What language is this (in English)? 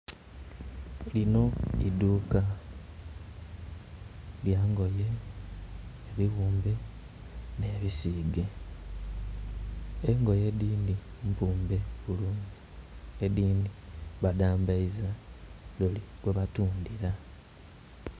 Soga